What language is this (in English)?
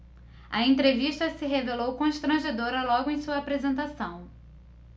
Portuguese